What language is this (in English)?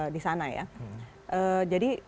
Indonesian